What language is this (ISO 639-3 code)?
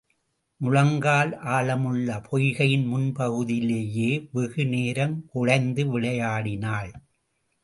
tam